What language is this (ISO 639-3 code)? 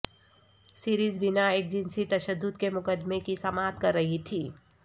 urd